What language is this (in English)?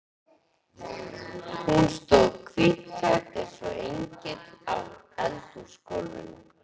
Icelandic